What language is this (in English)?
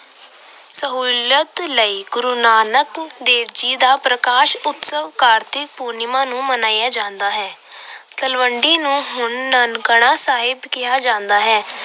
Punjabi